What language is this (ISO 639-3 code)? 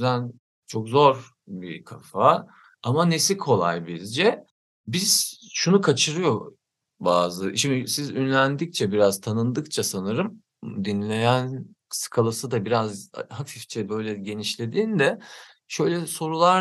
tur